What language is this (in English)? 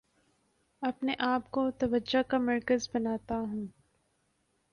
Urdu